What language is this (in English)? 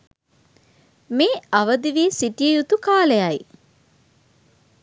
Sinhala